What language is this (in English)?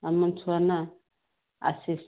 Odia